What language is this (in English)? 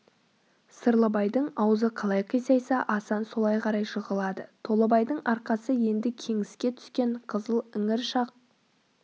Kazakh